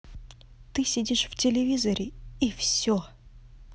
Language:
Russian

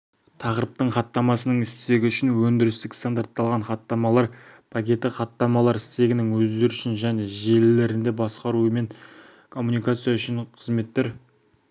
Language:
Kazakh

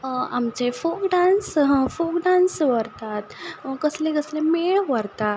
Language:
Konkani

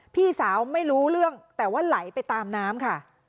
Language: Thai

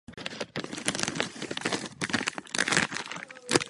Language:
Czech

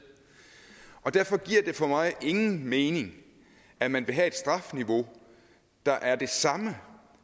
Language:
Danish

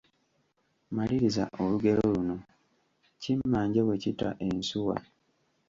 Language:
Ganda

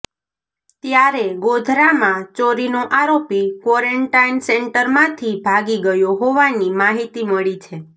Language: Gujarati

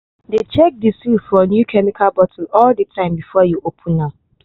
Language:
Nigerian Pidgin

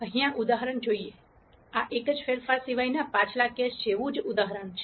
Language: Gujarati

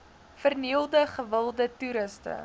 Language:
Afrikaans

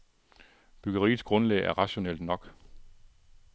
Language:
Danish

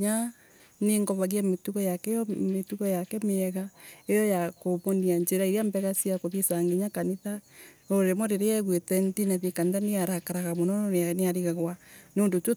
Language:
Embu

